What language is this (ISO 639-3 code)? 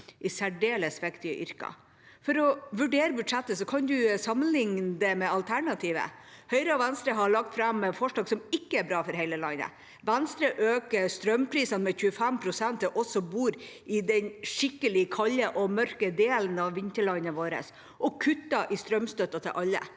nor